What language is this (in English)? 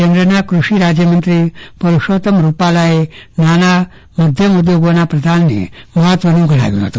Gujarati